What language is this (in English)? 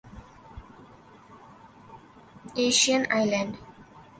Urdu